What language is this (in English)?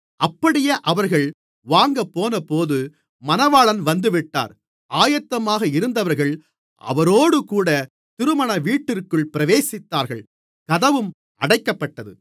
Tamil